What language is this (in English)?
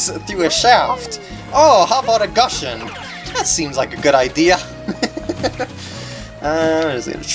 English